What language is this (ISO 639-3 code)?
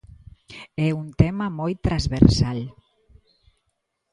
glg